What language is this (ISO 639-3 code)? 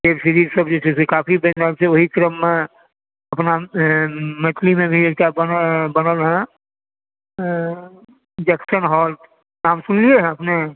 mai